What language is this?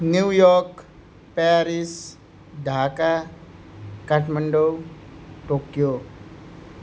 Nepali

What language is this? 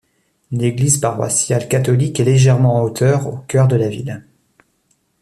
French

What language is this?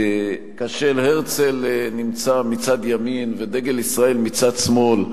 Hebrew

